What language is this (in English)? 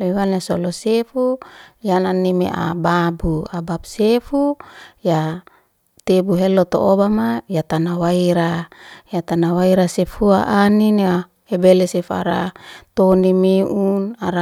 Liana-Seti